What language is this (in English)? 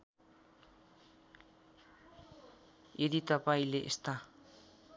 Nepali